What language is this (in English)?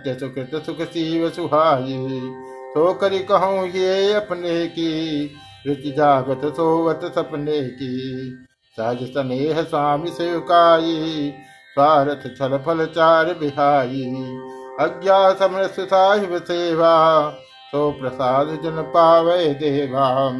Hindi